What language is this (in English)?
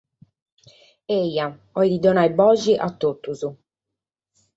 Sardinian